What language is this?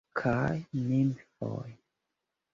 Esperanto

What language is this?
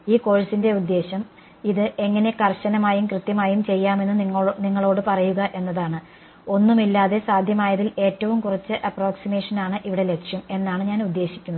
Malayalam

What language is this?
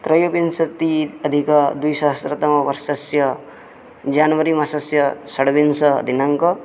Sanskrit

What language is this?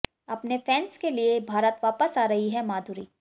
Hindi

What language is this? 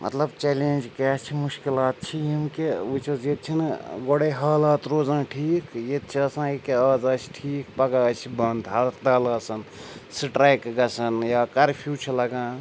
Kashmiri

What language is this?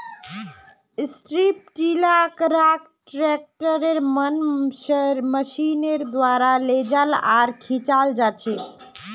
Magahi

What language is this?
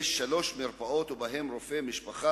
Hebrew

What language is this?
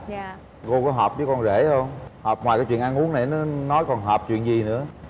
Vietnamese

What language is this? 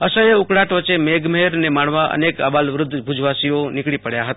Gujarati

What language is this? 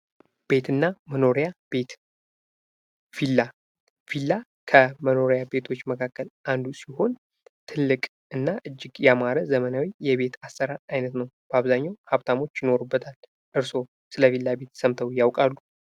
Amharic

